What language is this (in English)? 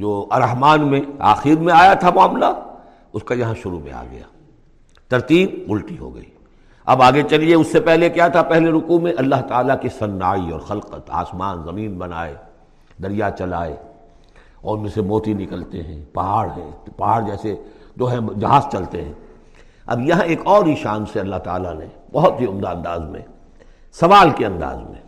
Urdu